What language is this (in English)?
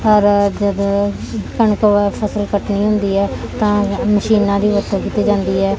Punjabi